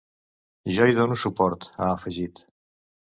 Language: Catalan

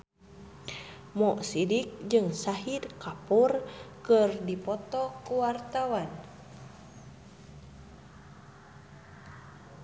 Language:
Sundanese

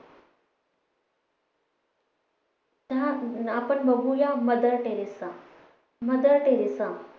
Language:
Marathi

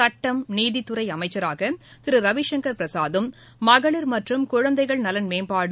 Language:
Tamil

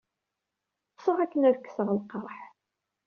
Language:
Kabyle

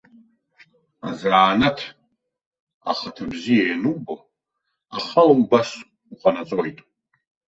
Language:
Abkhazian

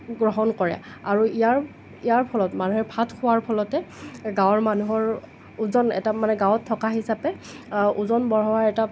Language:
Assamese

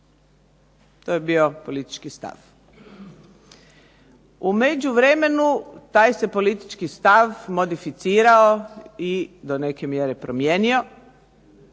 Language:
Croatian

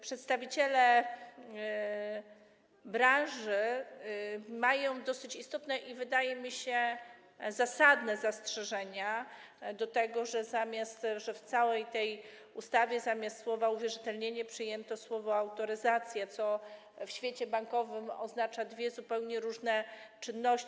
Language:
Polish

